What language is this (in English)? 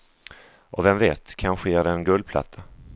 Swedish